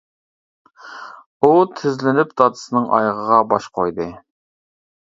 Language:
Uyghur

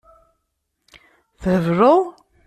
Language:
Kabyle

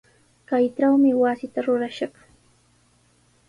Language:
Sihuas Ancash Quechua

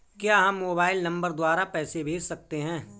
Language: Hindi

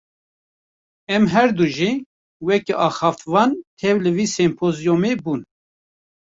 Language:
Kurdish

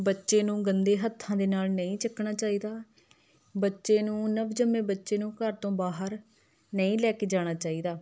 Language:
Punjabi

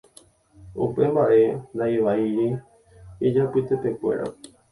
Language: Guarani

